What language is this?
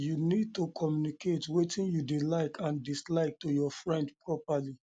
Nigerian Pidgin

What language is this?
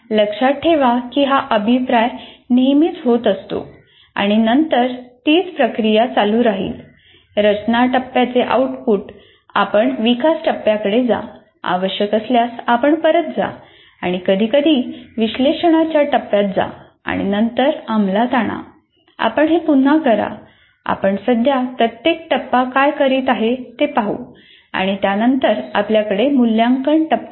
Marathi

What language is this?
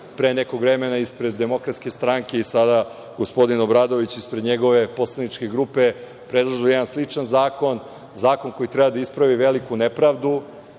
Serbian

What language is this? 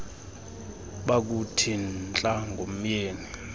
Xhosa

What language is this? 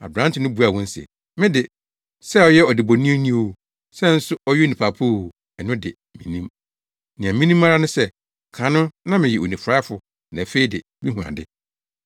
Akan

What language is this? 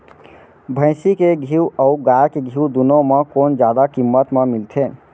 Chhattisgarhi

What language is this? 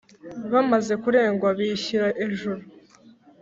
Kinyarwanda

